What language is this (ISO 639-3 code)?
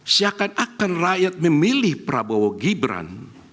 ind